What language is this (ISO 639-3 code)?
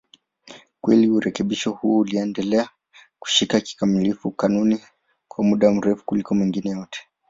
swa